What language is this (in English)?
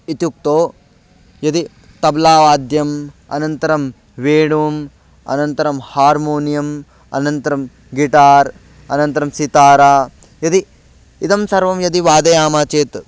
Sanskrit